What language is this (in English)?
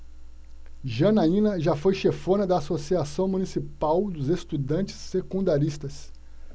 Portuguese